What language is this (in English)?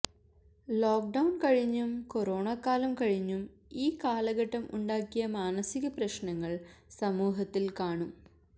Malayalam